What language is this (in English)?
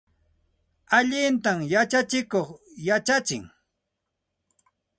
Santa Ana de Tusi Pasco Quechua